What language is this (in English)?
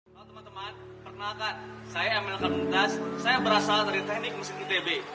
Indonesian